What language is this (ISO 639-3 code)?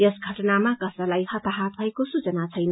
nep